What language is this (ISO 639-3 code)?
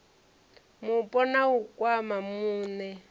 ven